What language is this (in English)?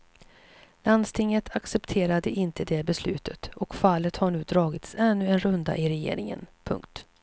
Swedish